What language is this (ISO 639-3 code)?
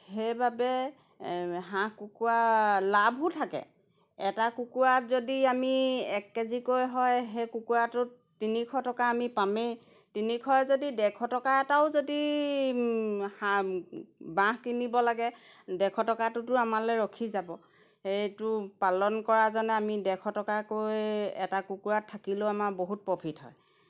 asm